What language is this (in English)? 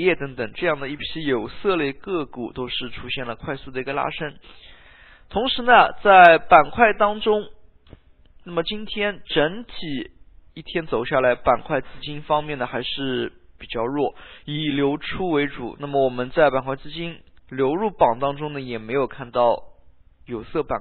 Chinese